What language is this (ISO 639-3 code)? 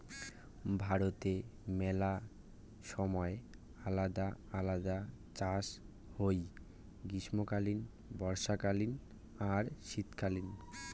ben